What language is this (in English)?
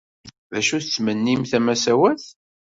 Kabyle